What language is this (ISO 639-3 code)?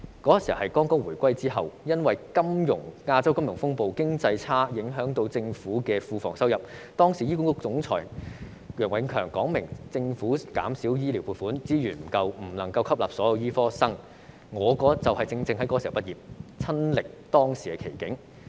yue